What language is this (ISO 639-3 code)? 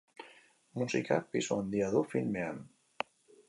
eus